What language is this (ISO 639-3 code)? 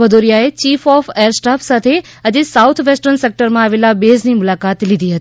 guj